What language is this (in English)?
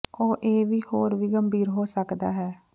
Punjabi